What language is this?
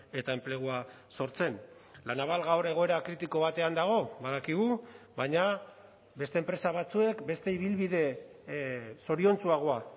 Basque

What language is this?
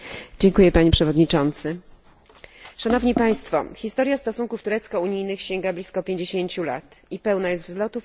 Polish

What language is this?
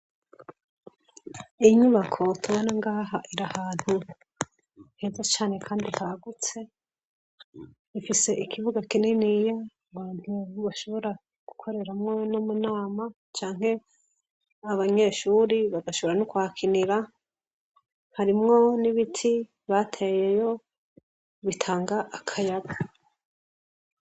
Rundi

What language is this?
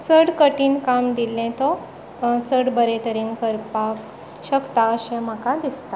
Konkani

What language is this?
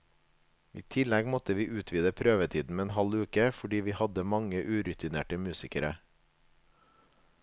Norwegian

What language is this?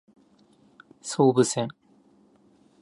Japanese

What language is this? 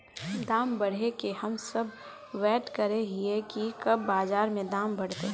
Magahi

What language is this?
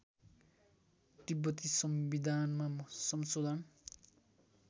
Nepali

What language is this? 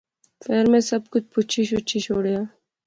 Pahari-Potwari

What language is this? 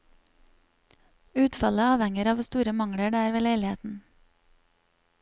Norwegian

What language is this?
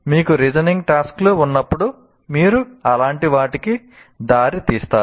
Telugu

